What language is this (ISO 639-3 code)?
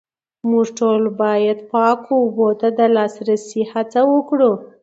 pus